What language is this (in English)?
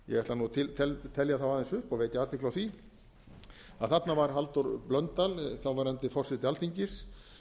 Icelandic